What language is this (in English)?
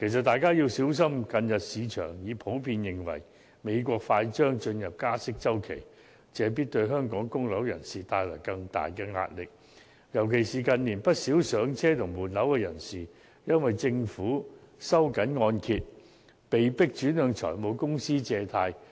Cantonese